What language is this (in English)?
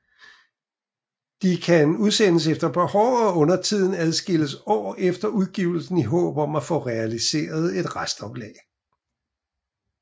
Danish